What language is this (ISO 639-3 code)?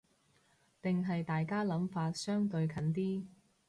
yue